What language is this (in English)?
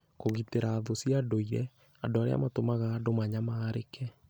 Kikuyu